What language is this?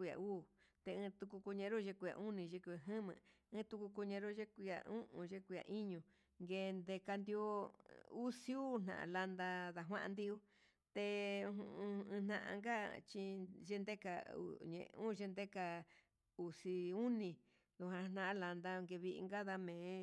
Huitepec Mixtec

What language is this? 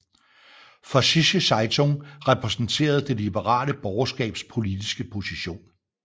Danish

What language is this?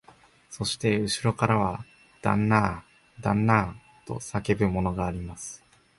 Japanese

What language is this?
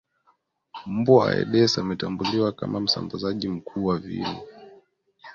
Swahili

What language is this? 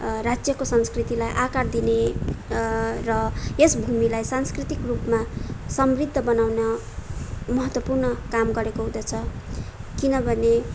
Nepali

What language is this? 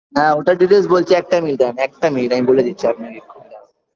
Bangla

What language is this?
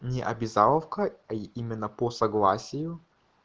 Russian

